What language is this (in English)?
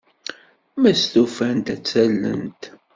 Kabyle